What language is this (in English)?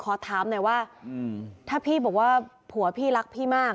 Thai